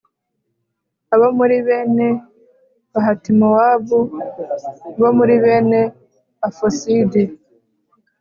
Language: Kinyarwanda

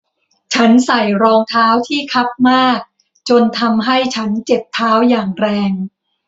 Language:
Thai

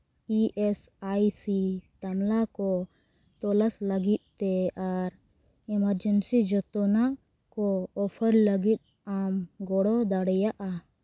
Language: Santali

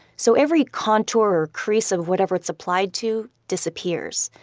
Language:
English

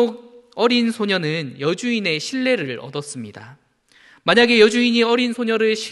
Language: Korean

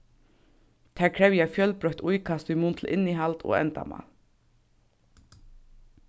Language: Faroese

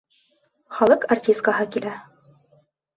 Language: Bashkir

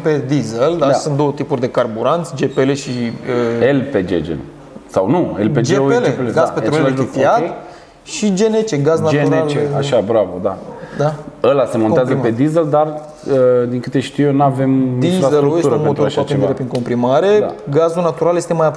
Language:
Romanian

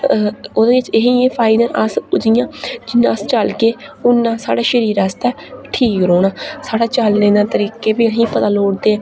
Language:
Dogri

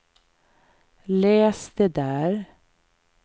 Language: Swedish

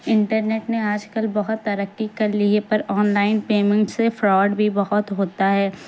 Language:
Urdu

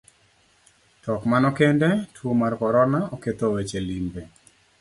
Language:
Luo (Kenya and Tanzania)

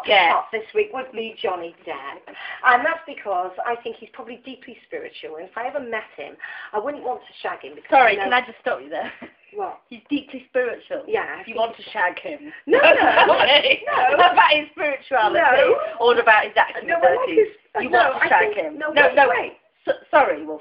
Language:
English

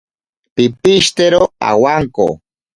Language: Ashéninka Perené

